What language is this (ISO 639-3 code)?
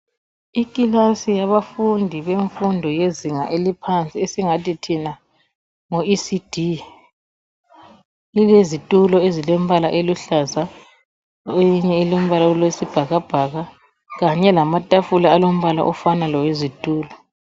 nde